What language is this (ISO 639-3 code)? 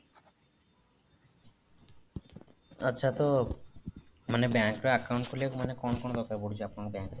ori